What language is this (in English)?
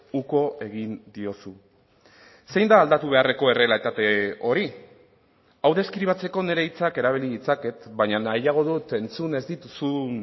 Basque